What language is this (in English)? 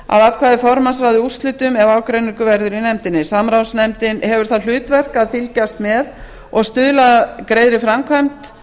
Icelandic